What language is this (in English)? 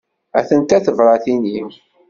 Kabyle